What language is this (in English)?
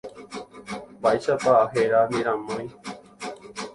Guarani